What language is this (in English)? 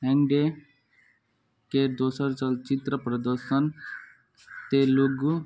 Maithili